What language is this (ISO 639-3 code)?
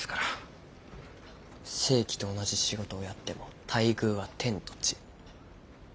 jpn